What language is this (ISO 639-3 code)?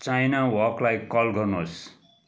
nep